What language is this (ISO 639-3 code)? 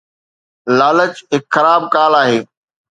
snd